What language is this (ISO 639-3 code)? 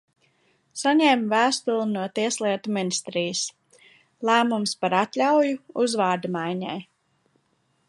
lav